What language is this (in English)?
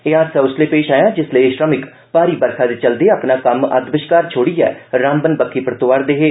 Dogri